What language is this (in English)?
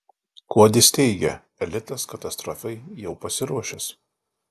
Lithuanian